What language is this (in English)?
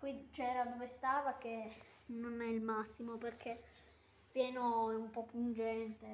Italian